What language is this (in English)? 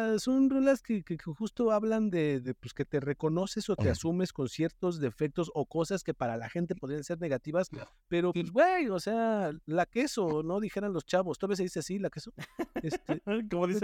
Spanish